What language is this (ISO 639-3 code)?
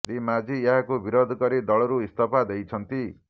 ori